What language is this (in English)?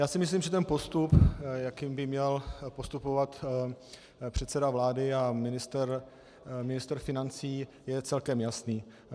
Czech